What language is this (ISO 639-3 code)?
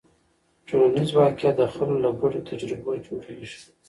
pus